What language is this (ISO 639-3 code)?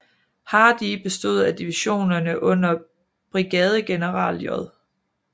dan